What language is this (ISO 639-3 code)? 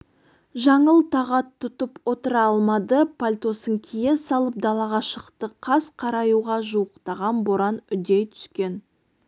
kaz